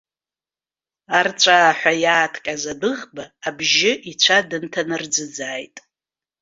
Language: Abkhazian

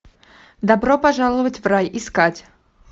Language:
Russian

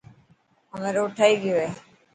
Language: Dhatki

